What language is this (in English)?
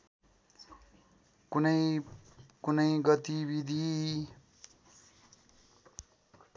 Nepali